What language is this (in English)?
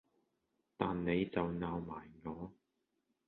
Cantonese